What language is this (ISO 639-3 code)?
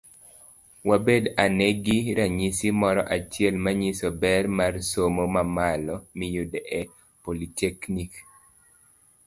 luo